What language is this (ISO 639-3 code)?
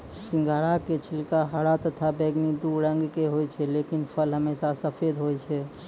mai